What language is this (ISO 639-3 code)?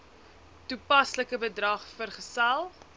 afr